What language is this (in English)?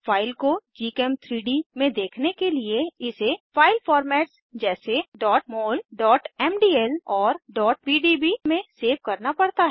Hindi